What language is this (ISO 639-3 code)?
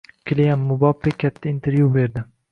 uzb